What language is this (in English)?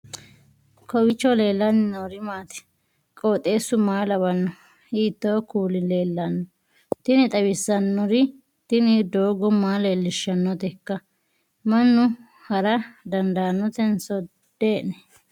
Sidamo